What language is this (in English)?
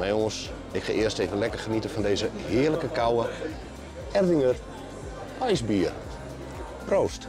Dutch